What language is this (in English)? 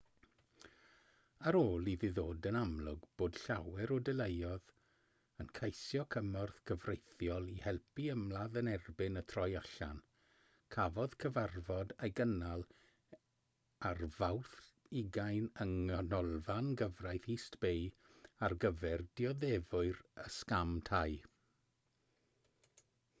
Welsh